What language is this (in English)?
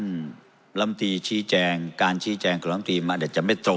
Thai